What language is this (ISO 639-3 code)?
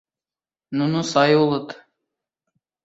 chm